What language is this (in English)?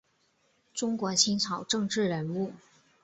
Chinese